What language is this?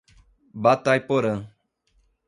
Portuguese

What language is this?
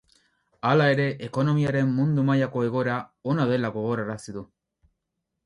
Basque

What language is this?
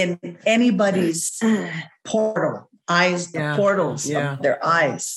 English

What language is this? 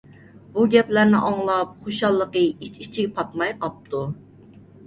Uyghur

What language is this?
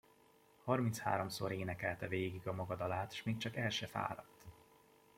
Hungarian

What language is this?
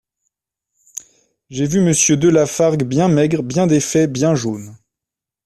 French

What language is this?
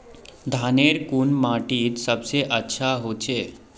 Magahi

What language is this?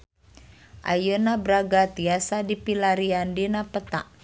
Sundanese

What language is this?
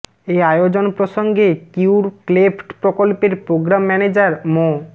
Bangla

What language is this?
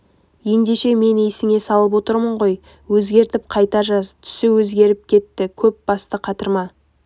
Kazakh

